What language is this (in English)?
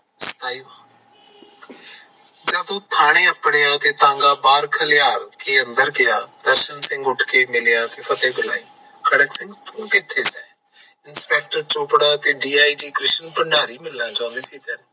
Punjabi